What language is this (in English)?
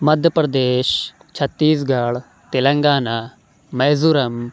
Urdu